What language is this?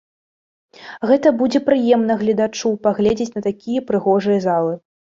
Belarusian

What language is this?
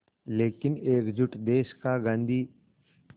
Hindi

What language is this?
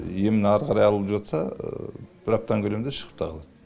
Kazakh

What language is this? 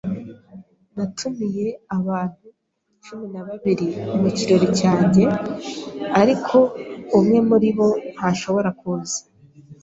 Kinyarwanda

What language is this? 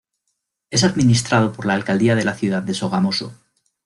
Spanish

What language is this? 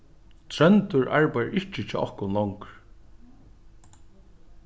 Faroese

